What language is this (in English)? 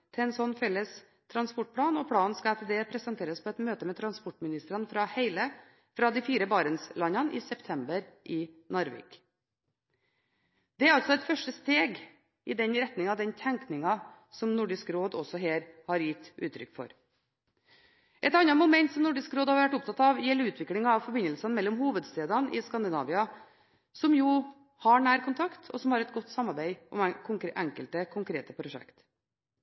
Norwegian Bokmål